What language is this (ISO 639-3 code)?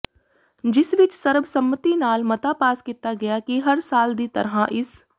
pan